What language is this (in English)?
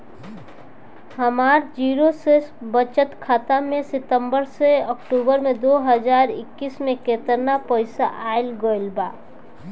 Bhojpuri